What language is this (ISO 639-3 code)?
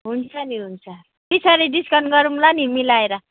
nep